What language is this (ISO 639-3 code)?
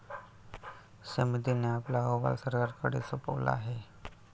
mar